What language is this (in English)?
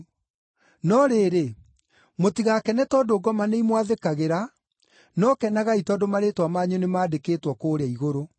Kikuyu